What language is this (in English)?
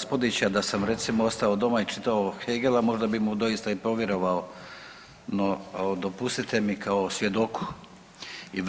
Croatian